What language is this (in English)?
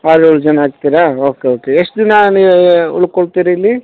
Kannada